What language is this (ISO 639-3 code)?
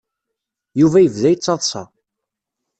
kab